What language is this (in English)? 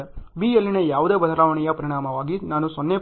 Kannada